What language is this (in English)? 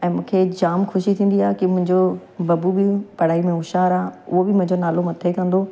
Sindhi